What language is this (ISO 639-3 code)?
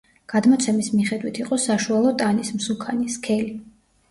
kat